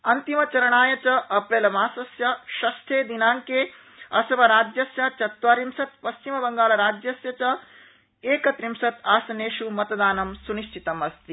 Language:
Sanskrit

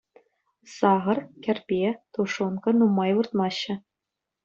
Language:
Chuvash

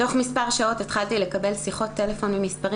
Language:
Hebrew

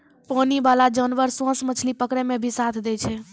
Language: Maithili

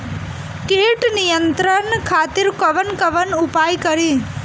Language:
Bhojpuri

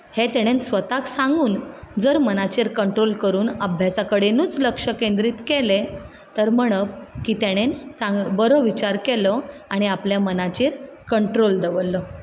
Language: Konkani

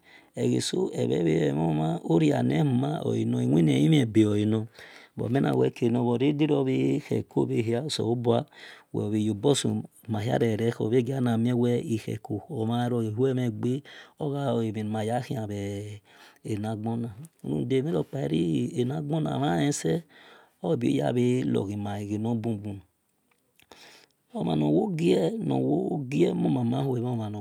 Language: Esan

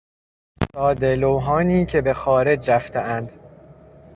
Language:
Persian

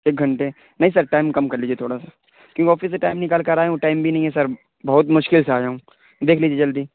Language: Urdu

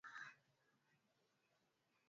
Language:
Swahili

